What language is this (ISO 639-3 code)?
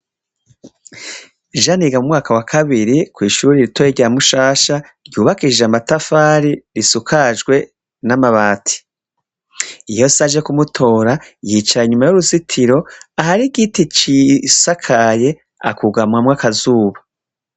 run